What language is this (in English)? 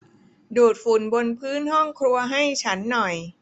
Thai